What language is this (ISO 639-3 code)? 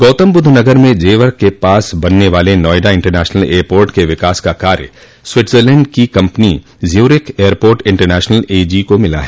hin